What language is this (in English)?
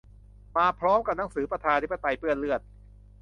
Thai